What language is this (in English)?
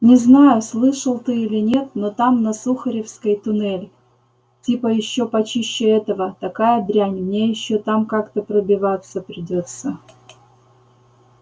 Russian